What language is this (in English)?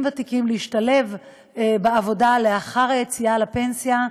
Hebrew